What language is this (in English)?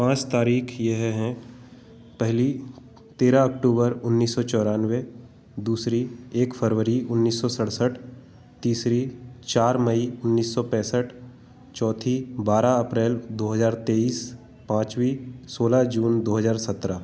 Hindi